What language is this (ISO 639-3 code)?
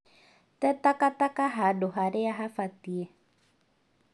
kik